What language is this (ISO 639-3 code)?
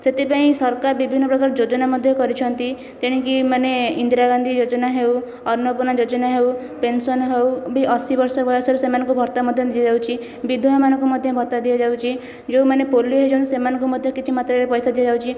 ori